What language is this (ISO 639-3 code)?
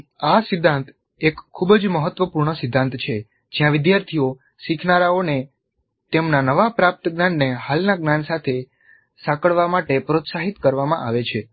guj